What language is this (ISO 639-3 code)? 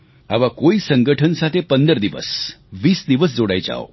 guj